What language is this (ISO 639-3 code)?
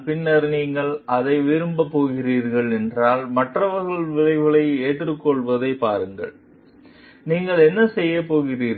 tam